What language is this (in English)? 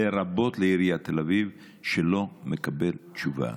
Hebrew